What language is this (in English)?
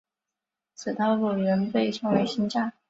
Chinese